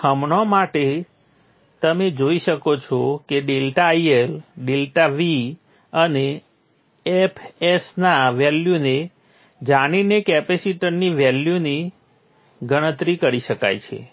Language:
Gujarati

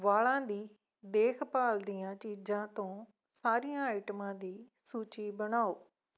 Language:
Punjabi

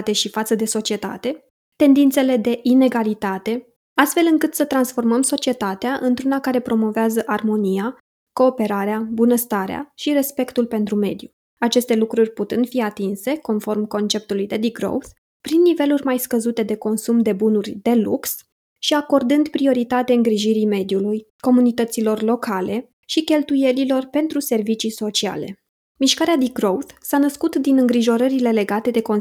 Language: Romanian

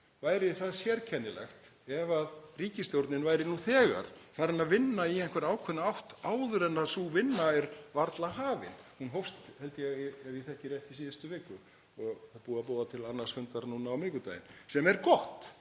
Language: Icelandic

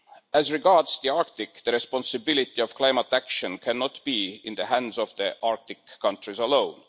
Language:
English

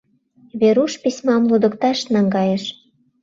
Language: Mari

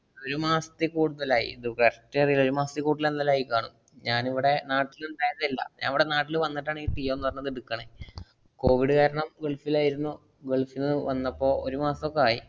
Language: Malayalam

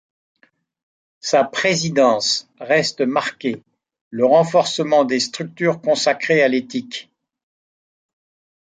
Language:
French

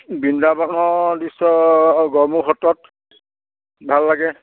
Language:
Assamese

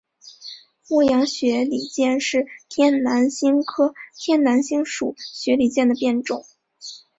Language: Chinese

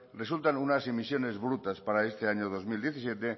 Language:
Spanish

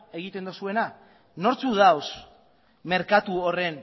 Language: Basque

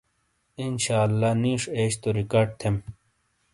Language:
Shina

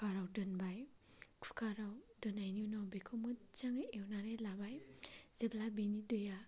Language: Bodo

